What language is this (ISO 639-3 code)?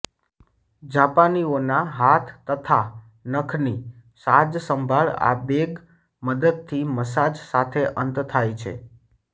guj